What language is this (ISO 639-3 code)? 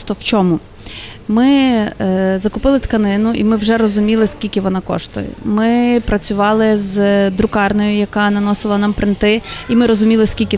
ukr